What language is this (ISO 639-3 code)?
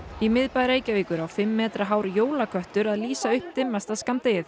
isl